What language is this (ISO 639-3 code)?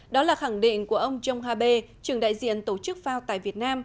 vie